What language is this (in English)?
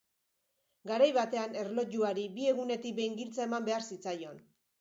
Basque